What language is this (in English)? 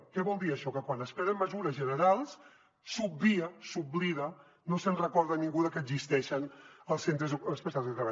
Catalan